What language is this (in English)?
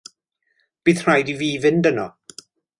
Welsh